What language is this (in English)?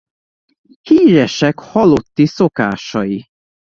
Hungarian